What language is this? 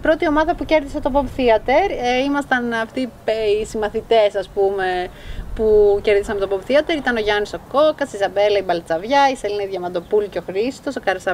Greek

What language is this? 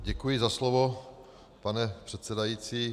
Czech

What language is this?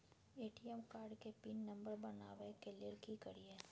Maithili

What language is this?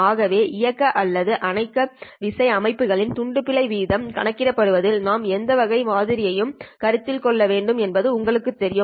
Tamil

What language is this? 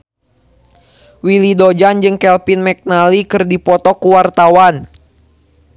Sundanese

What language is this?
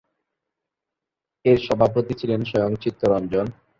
Bangla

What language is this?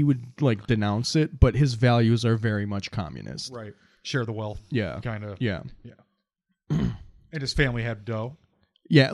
English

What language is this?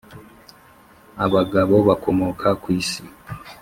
Kinyarwanda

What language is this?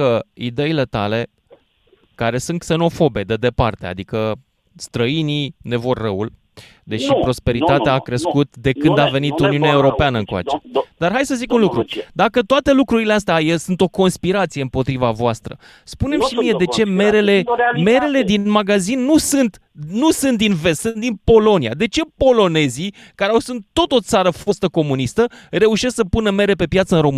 Romanian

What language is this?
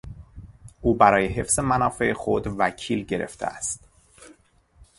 Persian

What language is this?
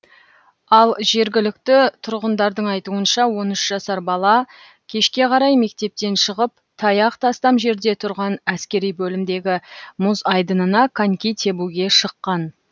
Kazakh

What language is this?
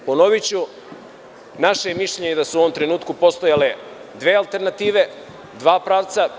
Serbian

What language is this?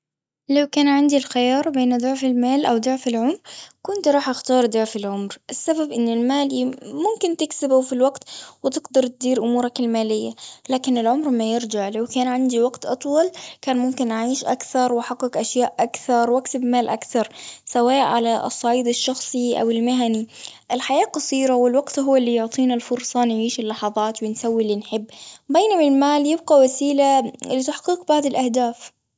Gulf Arabic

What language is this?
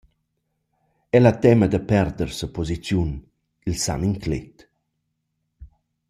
Romansh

